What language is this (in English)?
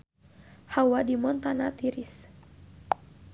Sundanese